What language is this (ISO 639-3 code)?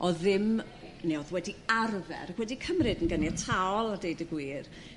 cym